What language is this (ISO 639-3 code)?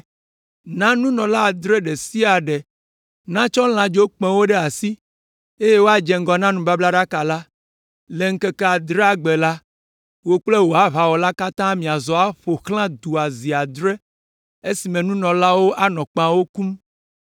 ewe